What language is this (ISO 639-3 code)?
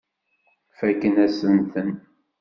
kab